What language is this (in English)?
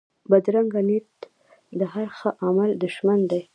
Pashto